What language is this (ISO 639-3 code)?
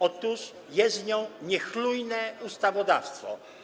pol